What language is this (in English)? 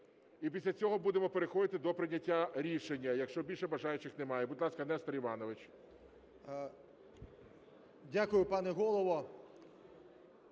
Ukrainian